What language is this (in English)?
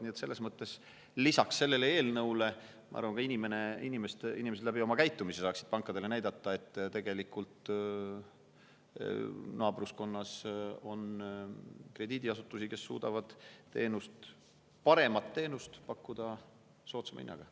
Estonian